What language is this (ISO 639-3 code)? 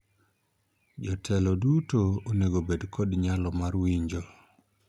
luo